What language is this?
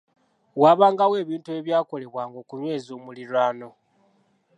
Ganda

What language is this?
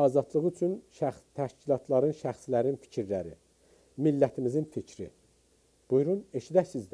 Turkish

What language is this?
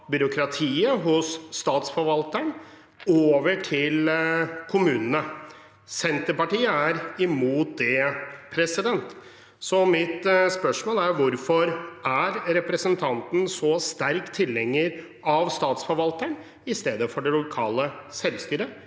Norwegian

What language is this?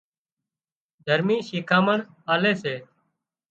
Wadiyara Koli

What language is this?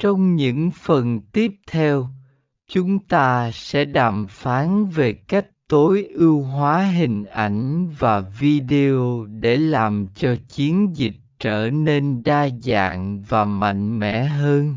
Vietnamese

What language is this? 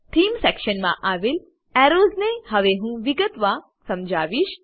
Gujarati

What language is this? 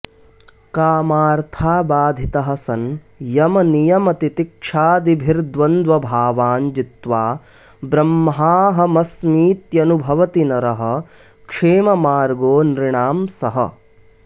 Sanskrit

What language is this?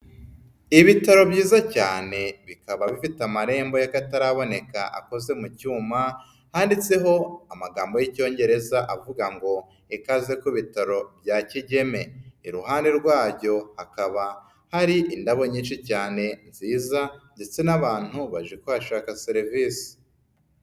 Kinyarwanda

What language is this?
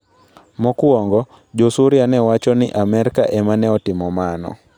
Luo (Kenya and Tanzania)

